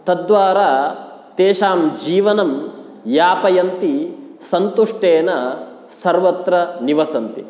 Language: Sanskrit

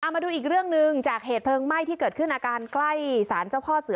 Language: Thai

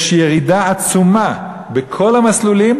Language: Hebrew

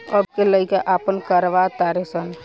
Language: Bhojpuri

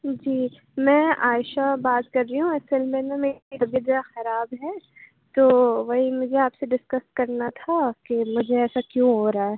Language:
Urdu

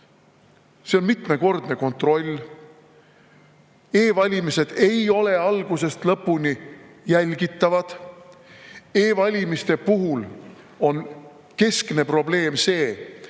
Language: Estonian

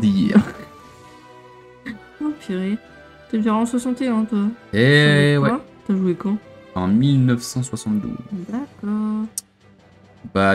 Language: French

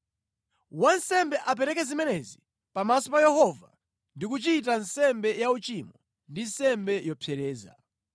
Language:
Nyanja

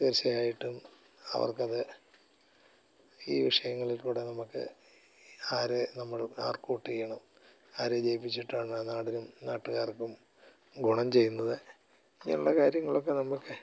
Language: Malayalam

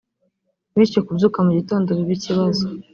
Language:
Kinyarwanda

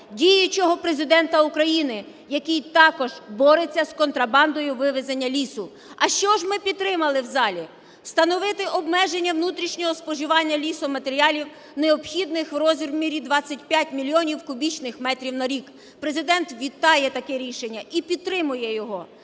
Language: Ukrainian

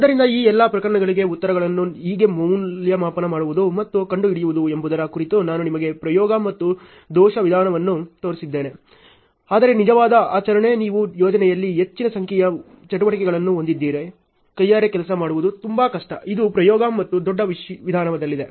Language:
Kannada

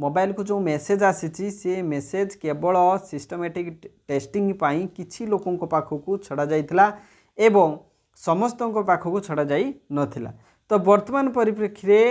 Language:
Bangla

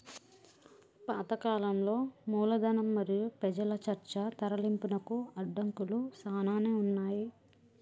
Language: Telugu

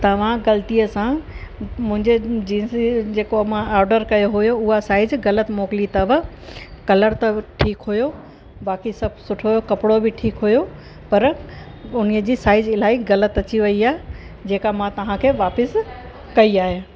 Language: Sindhi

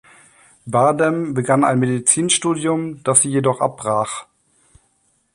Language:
German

